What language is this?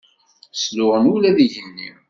Kabyle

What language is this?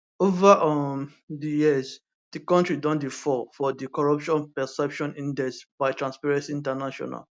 Nigerian Pidgin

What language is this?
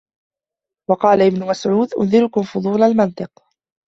Arabic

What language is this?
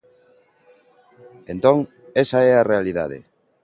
Galician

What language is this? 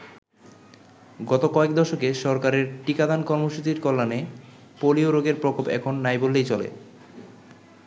Bangla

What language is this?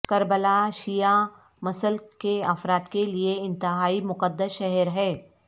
Urdu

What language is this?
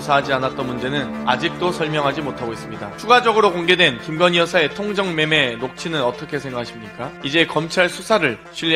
Korean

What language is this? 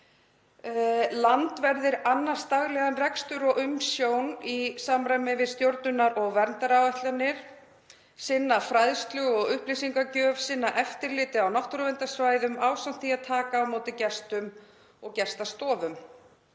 Icelandic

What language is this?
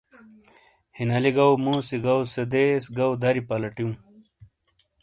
Shina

